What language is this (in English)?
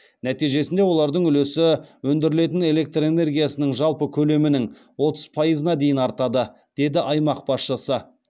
Kazakh